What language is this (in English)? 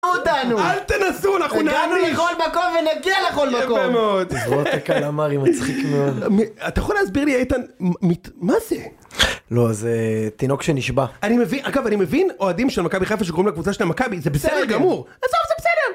Hebrew